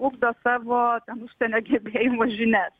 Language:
Lithuanian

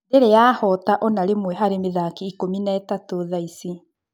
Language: Kikuyu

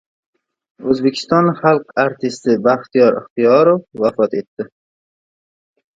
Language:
Uzbek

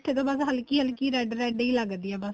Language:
Punjabi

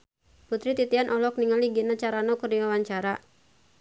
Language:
Sundanese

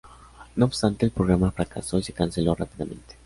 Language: Spanish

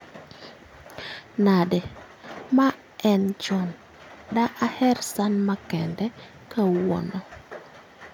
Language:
Luo (Kenya and Tanzania)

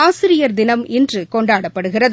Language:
Tamil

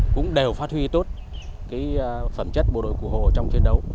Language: Vietnamese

